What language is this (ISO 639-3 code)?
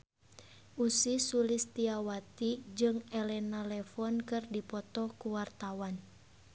sun